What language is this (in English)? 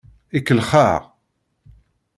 Kabyle